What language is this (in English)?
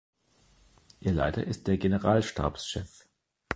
German